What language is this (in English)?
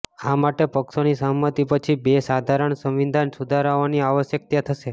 Gujarati